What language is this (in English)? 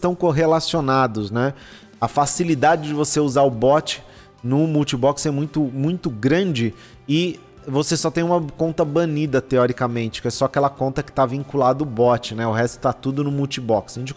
Portuguese